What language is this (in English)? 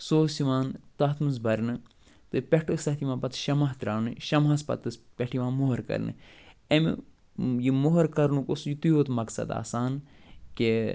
Kashmiri